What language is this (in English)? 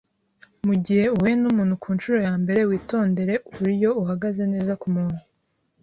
Kinyarwanda